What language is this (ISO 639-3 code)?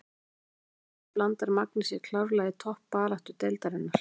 isl